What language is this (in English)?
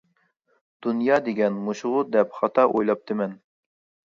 Uyghur